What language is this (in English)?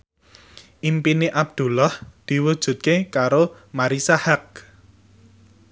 Javanese